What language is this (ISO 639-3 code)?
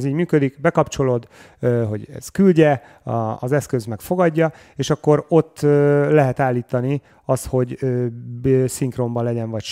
hun